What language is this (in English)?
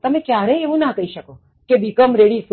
Gujarati